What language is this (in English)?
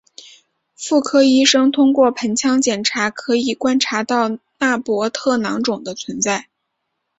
Chinese